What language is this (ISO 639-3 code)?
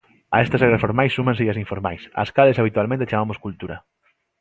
glg